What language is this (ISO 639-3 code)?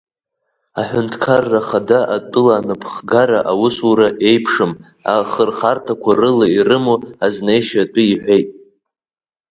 abk